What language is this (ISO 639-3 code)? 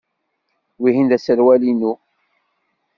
kab